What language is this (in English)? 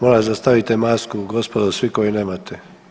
Croatian